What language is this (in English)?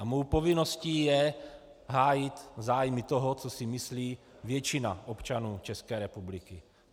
Czech